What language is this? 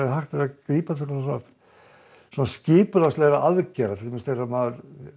Icelandic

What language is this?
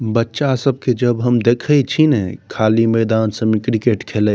Maithili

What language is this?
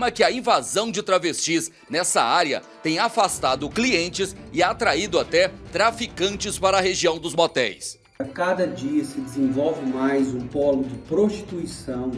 Portuguese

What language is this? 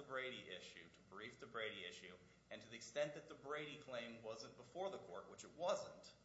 English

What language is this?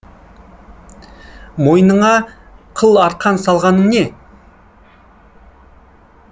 Kazakh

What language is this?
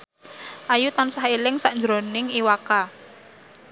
Javanese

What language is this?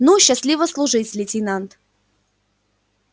Russian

